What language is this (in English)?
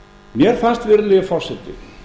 Icelandic